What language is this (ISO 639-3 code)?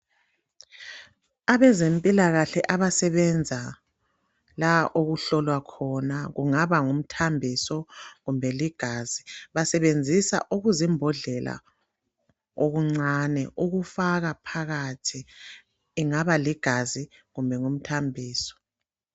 nde